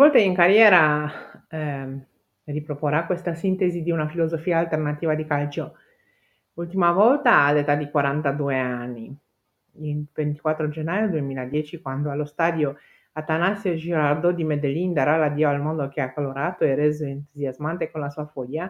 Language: Italian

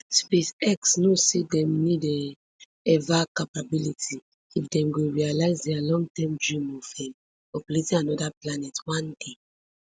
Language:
Nigerian Pidgin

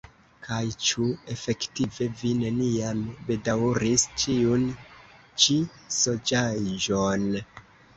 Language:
Esperanto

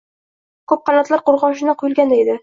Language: Uzbek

